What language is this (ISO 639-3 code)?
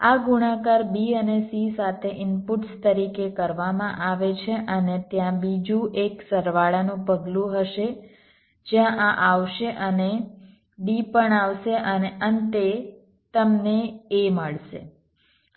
guj